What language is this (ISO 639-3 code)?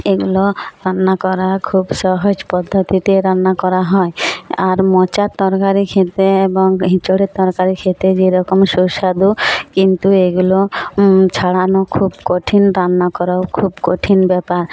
ben